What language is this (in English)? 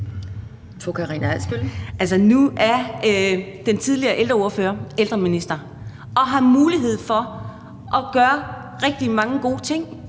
Danish